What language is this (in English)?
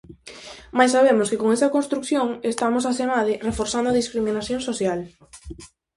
Galician